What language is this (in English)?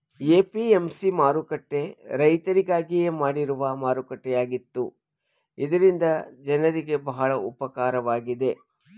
Kannada